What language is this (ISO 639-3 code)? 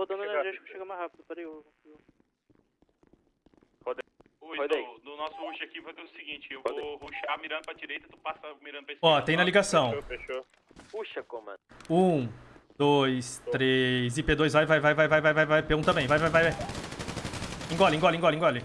por